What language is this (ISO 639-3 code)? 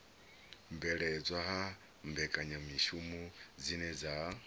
ven